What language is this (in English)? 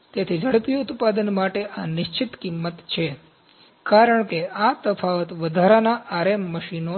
Gujarati